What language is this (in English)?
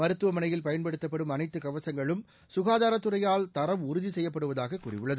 Tamil